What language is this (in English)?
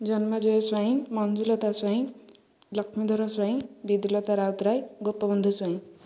Odia